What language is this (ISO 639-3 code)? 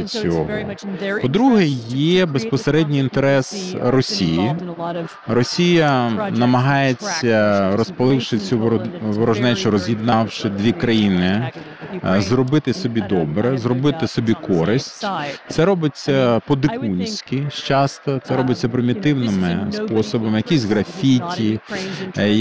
ukr